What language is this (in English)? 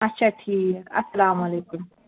Kashmiri